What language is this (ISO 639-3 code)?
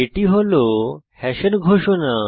ben